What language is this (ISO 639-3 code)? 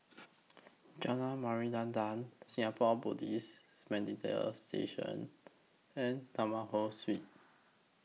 eng